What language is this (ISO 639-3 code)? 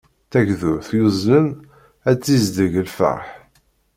kab